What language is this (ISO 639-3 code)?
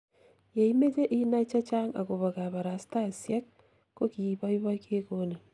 kln